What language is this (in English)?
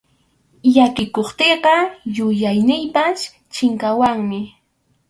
Arequipa-La Unión Quechua